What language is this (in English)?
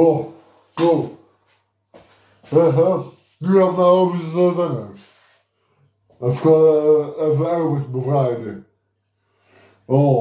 Dutch